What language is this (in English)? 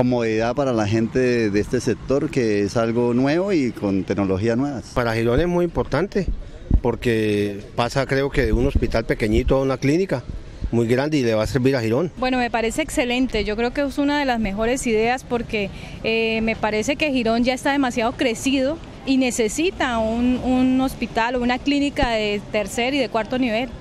Spanish